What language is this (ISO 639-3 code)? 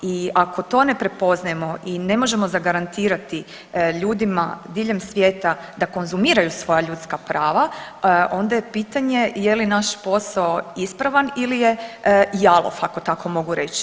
hrv